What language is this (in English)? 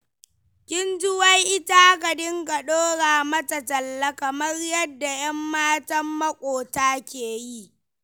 Hausa